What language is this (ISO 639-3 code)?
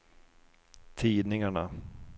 swe